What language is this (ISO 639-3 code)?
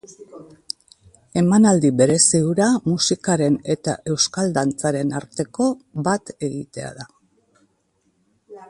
eus